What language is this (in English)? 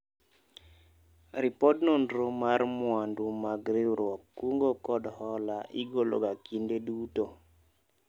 Luo (Kenya and Tanzania)